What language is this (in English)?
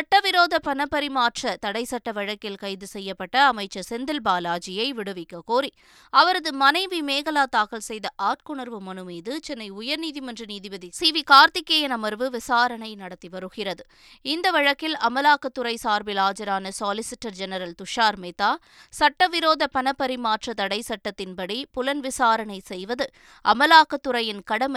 Tamil